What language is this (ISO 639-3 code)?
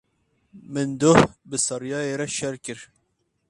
kur